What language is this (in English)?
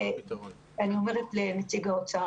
Hebrew